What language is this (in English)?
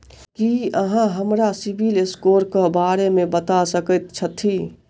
Maithili